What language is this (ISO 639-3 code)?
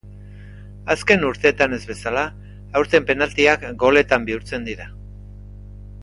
eus